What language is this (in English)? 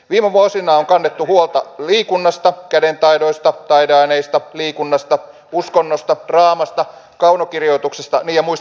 Finnish